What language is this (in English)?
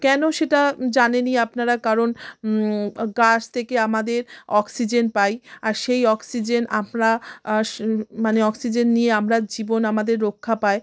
Bangla